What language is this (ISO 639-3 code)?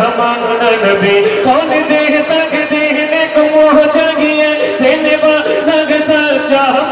ara